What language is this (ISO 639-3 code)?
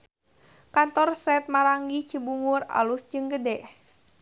sun